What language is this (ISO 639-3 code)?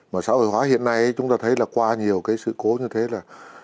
vie